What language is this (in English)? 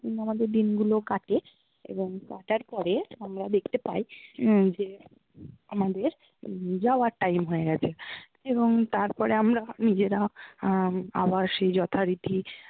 Bangla